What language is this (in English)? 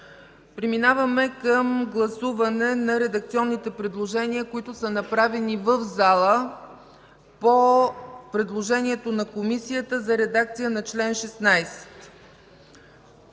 Bulgarian